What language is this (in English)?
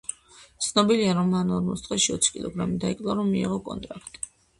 Georgian